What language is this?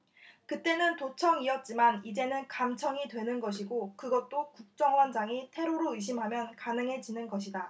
Korean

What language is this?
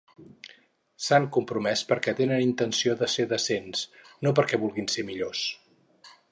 Catalan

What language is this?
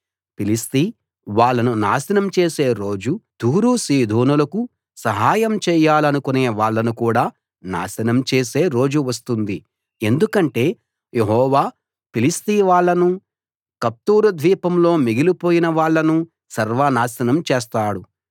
Telugu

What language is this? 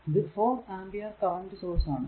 Malayalam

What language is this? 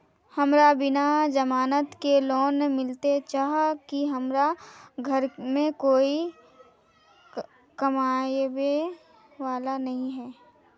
Magahi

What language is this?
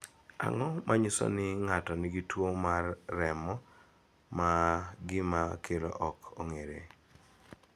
Luo (Kenya and Tanzania)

